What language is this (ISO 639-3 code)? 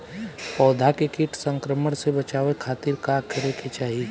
bho